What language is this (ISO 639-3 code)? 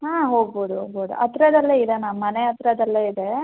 kan